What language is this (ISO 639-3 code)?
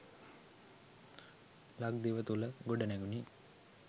sin